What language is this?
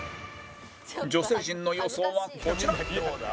Japanese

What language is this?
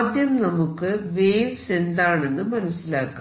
Malayalam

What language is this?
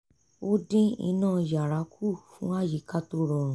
Yoruba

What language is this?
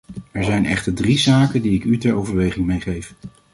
Dutch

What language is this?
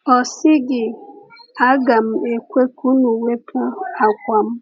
Igbo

